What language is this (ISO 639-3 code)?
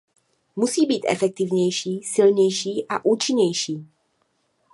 ces